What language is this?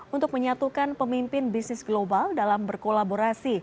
Indonesian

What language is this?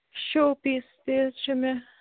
Kashmiri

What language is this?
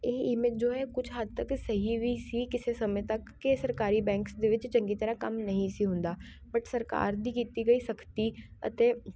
Punjabi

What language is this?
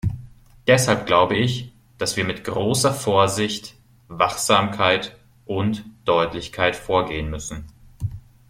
German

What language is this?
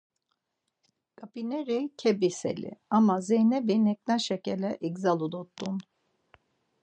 Laz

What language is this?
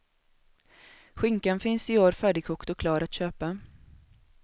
Swedish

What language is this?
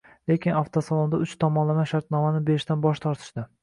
Uzbek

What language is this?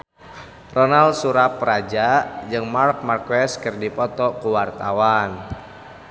Sundanese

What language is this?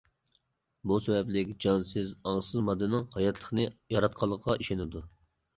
Uyghur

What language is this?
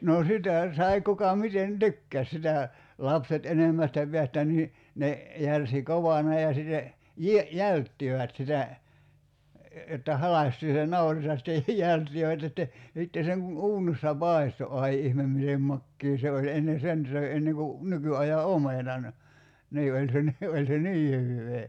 Finnish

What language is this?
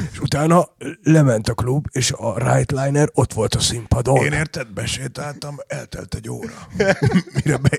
Hungarian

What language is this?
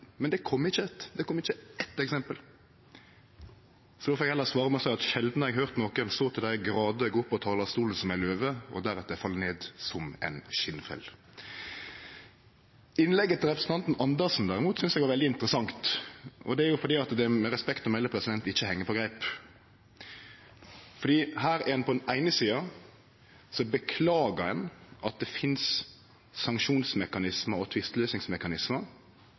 Norwegian Nynorsk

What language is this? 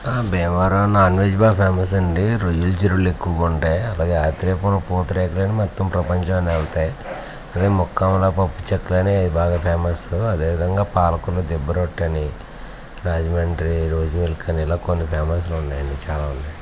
Telugu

